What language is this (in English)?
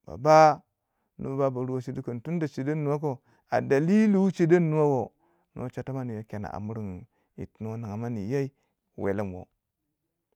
Waja